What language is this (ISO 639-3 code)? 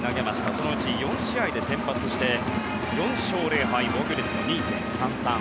jpn